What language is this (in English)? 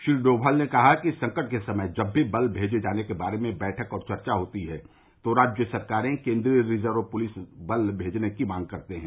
Hindi